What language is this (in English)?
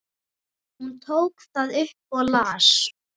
Icelandic